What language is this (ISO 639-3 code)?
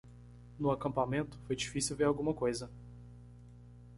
por